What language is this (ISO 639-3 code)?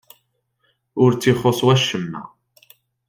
kab